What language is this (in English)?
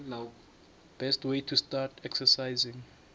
South Ndebele